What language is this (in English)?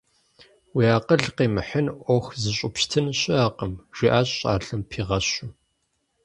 Kabardian